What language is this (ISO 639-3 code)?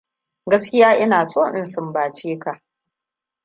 hau